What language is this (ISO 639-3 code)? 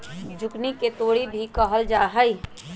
mag